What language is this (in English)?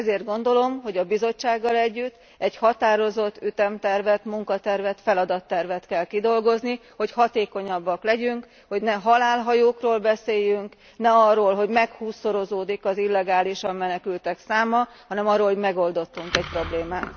Hungarian